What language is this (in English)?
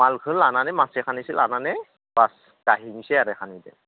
Bodo